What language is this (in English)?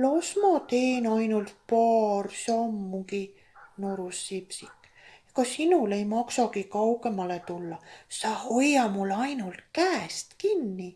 Estonian